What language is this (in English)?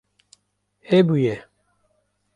Kurdish